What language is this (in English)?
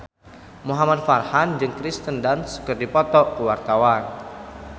Sundanese